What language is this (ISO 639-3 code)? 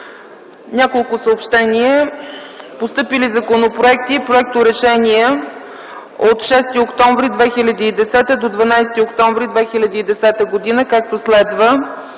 bul